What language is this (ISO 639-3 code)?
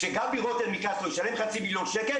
heb